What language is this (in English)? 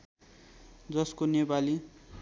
Nepali